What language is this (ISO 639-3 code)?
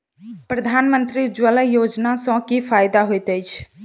mai